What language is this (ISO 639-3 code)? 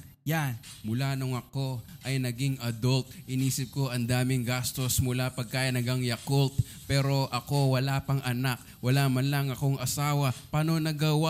fil